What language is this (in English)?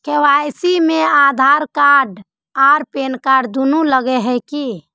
Magahi